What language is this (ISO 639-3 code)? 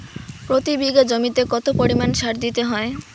ben